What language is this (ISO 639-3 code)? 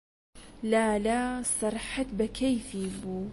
ckb